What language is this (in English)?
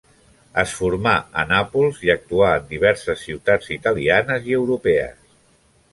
Catalan